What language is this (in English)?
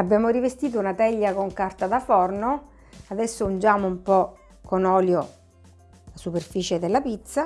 Italian